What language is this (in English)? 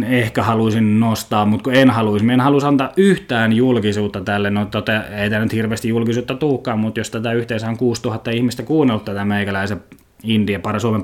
Finnish